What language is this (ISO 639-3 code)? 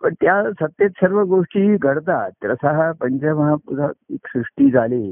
mar